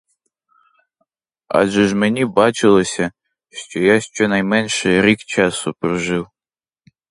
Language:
Ukrainian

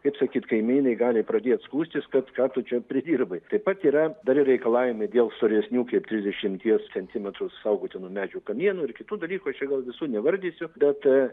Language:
Lithuanian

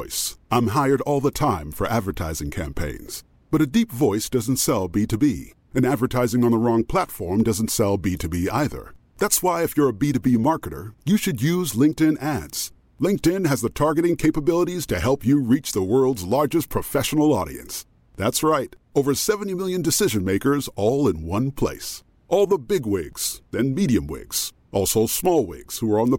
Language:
Swedish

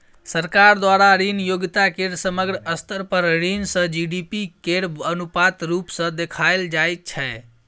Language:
Maithili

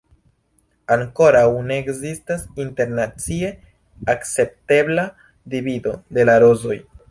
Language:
Esperanto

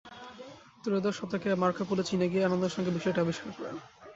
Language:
Bangla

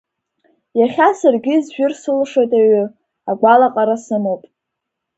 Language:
Abkhazian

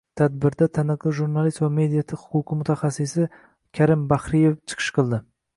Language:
Uzbek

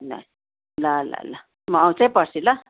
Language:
Nepali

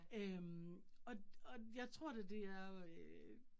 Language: Danish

